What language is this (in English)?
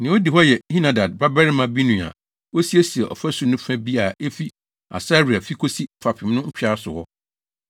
Akan